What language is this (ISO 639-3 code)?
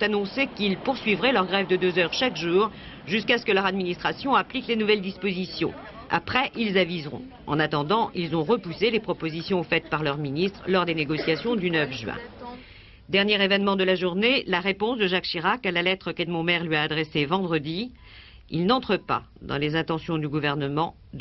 fra